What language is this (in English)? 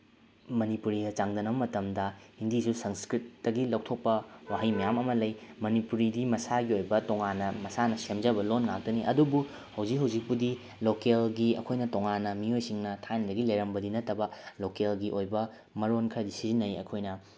Manipuri